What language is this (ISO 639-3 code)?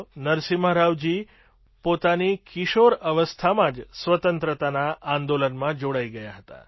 guj